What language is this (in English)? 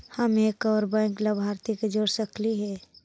Magahi